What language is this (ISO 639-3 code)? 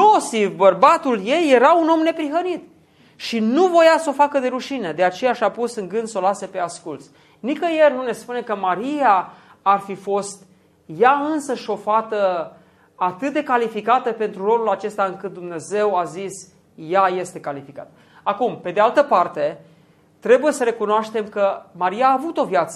ron